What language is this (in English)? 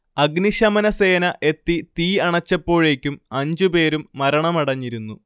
Malayalam